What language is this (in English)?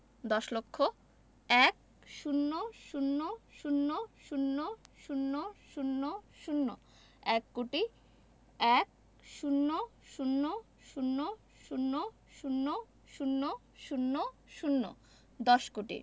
Bangla